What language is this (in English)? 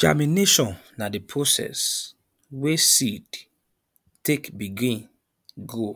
Nigerian Pidgin